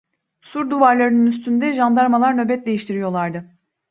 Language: Turkish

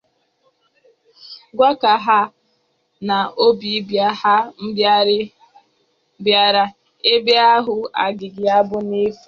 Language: Igbo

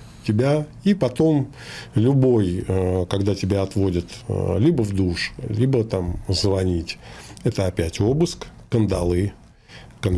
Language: Russian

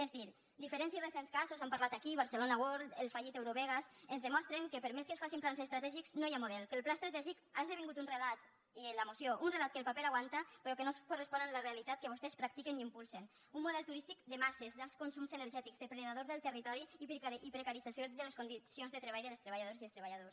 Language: Catalan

